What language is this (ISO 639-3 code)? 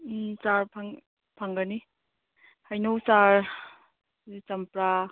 mni